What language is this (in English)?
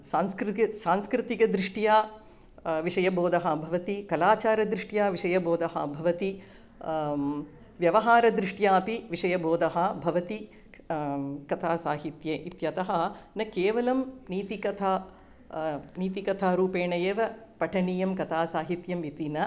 Sanskrit